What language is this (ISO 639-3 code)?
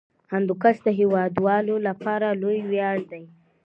pus